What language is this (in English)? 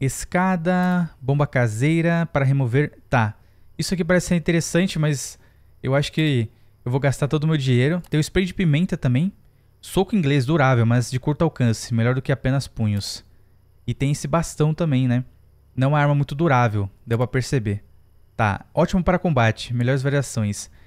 Portuguese